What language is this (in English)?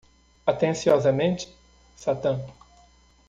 Portuguese